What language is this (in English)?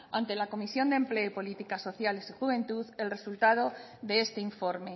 Spanish